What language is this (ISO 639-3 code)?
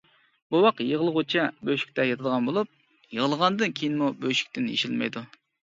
uig